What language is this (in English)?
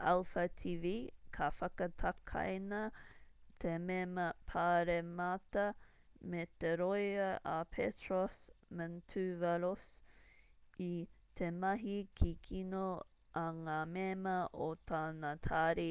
Māori